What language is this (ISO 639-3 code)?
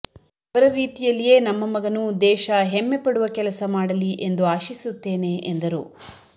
kan